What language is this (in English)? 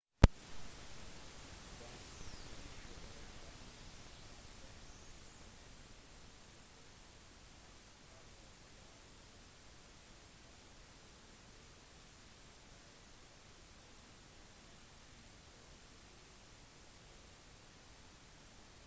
Norwegian Bokmål